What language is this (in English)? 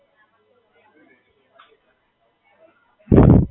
Gujarati